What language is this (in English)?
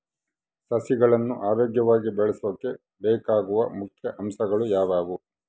Kannada